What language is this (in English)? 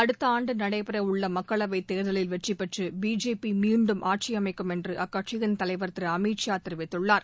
Tamil